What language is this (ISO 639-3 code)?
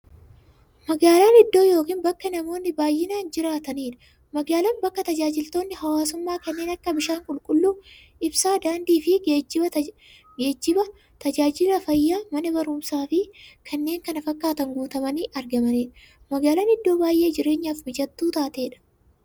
orm